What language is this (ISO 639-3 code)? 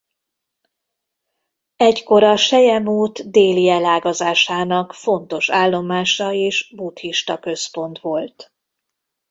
hun